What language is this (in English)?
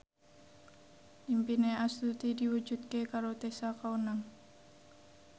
Javanese